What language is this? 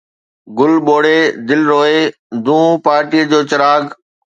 Sindhi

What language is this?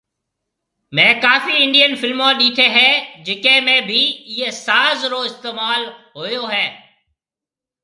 Marwari (Pakistan)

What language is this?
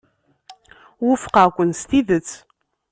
Kabyle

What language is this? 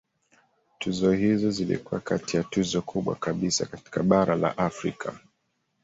Swahili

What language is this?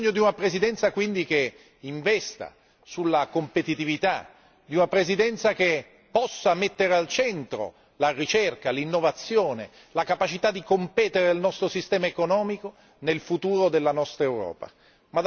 Italian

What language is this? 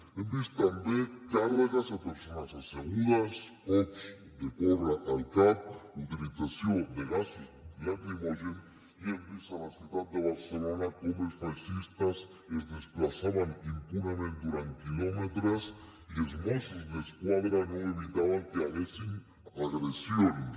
Catalan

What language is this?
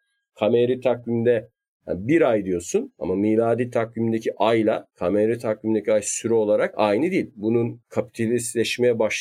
Turkish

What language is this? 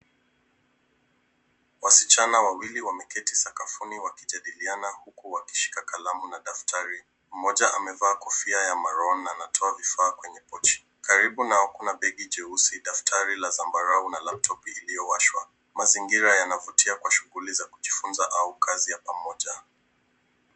Swahili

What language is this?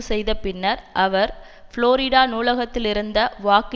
Tamil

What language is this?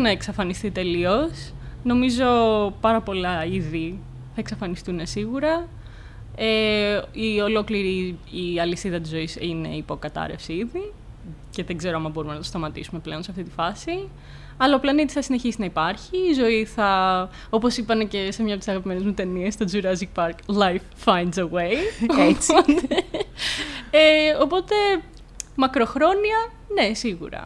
Greek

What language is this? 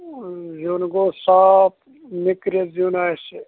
Kashmiri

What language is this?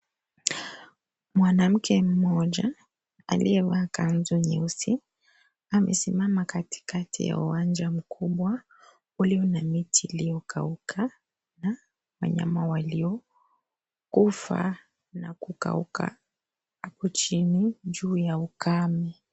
Swahili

